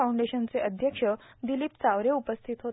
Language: Marathi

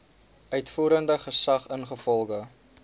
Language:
Afrikaans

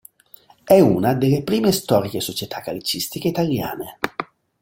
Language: Italian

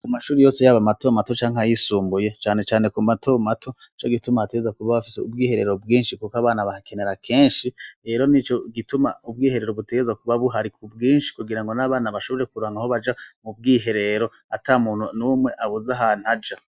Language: Rundi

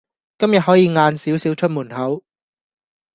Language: Cantonese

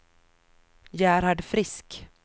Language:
Swedish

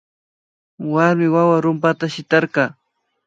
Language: Imbabura Highland Quichua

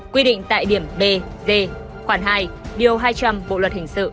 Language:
Vietnamese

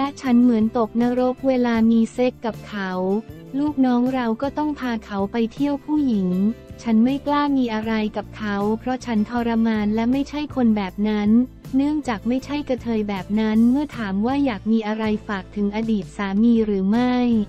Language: Thai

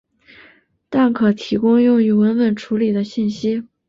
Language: Chinese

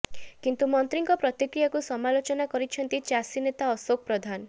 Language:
Odia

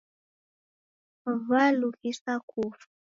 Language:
Taita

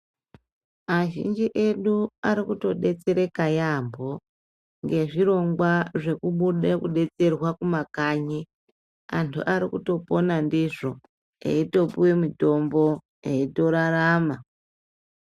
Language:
Ndau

